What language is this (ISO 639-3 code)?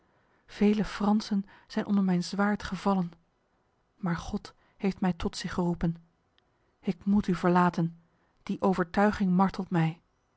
nld